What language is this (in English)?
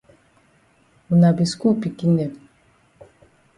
Cameroon Pidgin